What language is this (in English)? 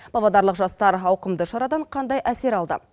Kazakh